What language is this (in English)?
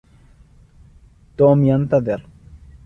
Arabic